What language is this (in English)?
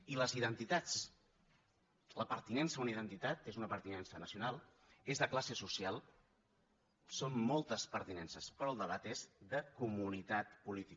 Catalan